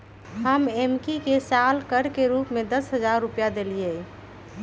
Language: Magahi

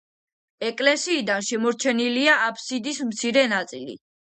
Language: Georgian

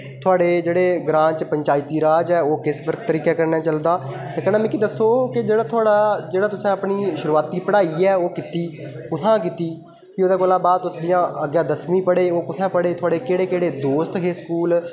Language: Dogri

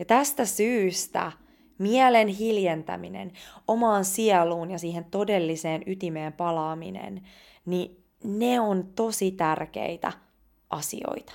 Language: Finnish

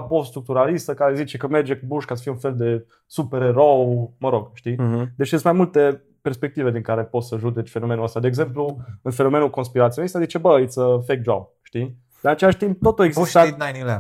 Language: Romanian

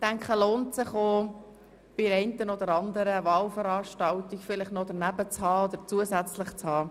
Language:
Swiss German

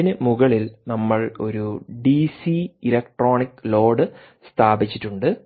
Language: Malayalam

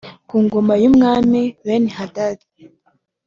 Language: Kinyarwanda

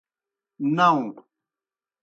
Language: Kohistani Shina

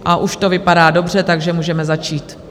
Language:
Czech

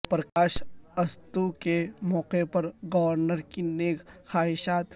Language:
Urdu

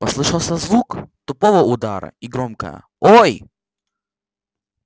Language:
Russian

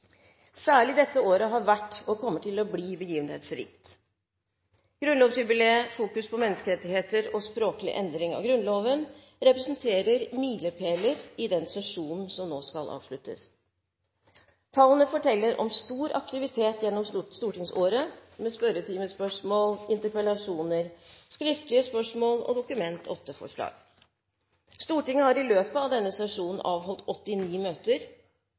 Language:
Norwegian Bokmål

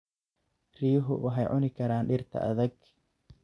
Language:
Somali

